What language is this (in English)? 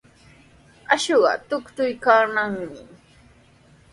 Sihuas Ancash Quechua